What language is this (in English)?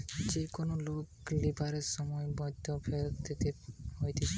Bangla